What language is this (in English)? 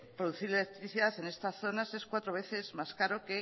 Spanish